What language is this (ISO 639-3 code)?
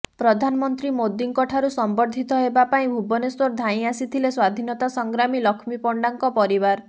ori